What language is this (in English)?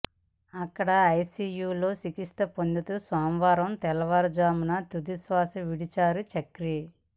Telugu